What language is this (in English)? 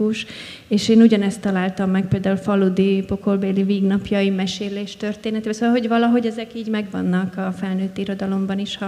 Hungarian